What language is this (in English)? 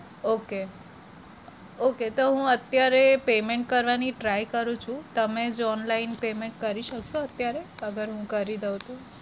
Gujarati